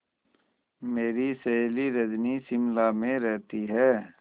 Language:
Hindi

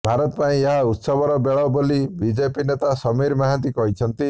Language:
Odia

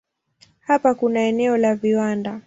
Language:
Swahili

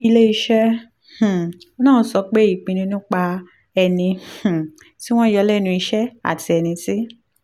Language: Yoruba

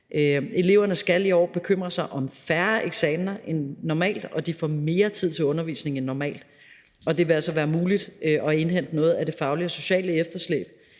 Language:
Danish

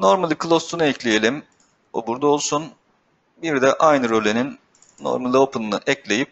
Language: Turkish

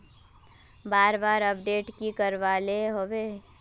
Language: Magahi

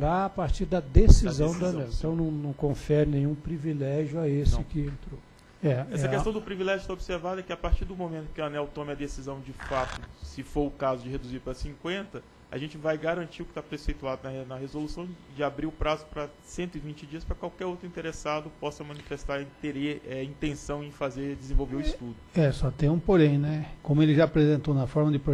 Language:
Portuguese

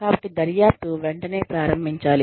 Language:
Telugu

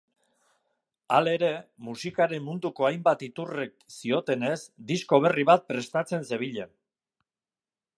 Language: Basque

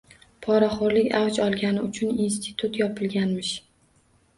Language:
Uzbek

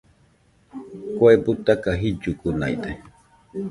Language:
Nüpode Huitoto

